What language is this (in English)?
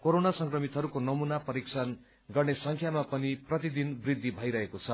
Nepali